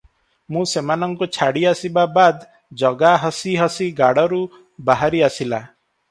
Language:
Odia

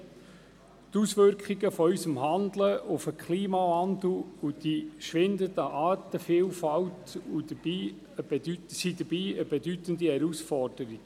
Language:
Swiss German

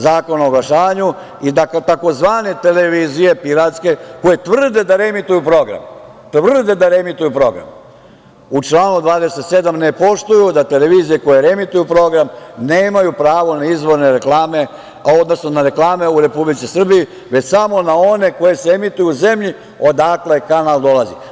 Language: Serbian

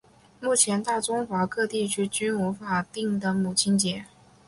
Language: Chinese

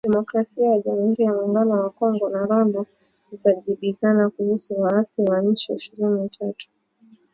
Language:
Swahili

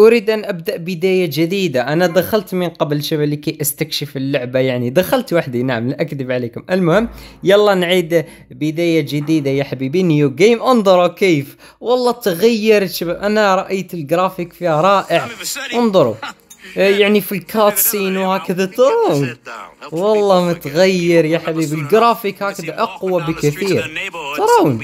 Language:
Arabic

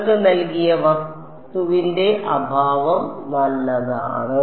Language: Malayalam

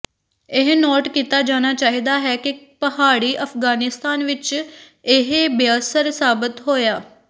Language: Punjabi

